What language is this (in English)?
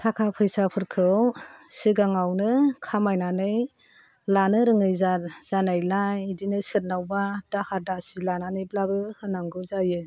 Bodo